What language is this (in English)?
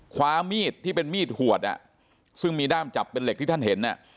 Thai